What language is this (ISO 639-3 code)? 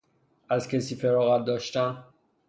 fas